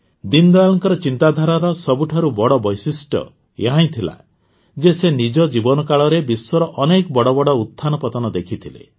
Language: Odia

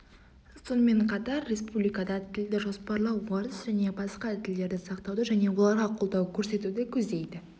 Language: Kazakh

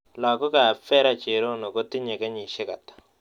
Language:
Kalenjin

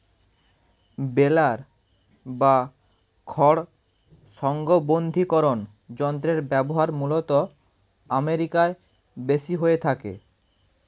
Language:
Bangla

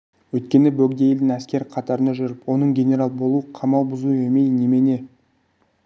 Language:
Kazakh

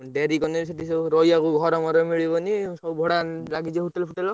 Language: Odia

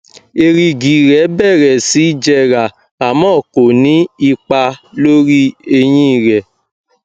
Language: Yoruba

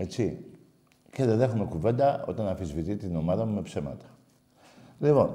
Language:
Greek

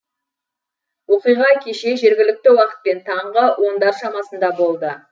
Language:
Kazakh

